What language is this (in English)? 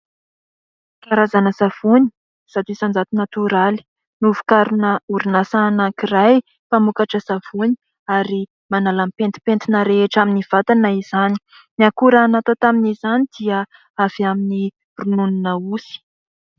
Malagasy